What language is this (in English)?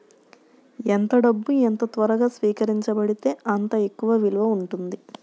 Telugu